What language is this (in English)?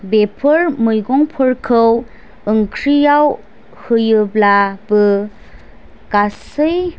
Bodo